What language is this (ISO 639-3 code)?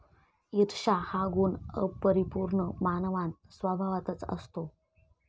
mar